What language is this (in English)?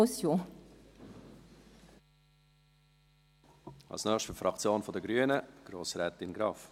Swiss German